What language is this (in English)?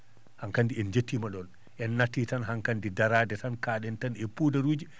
Fula